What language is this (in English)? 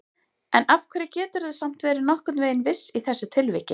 Icelandic